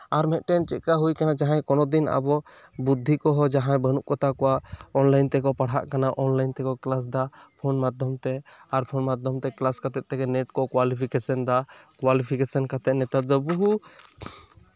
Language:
Santali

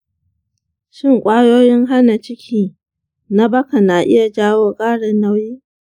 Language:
Hausa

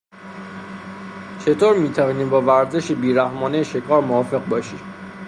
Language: Persian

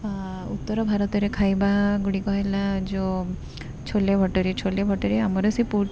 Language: Odia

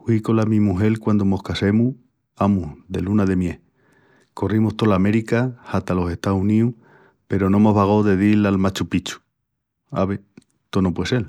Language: Extremaduran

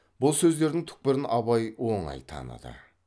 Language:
Kazakh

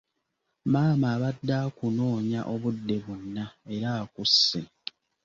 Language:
Ganda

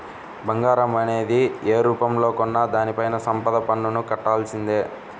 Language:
Telugu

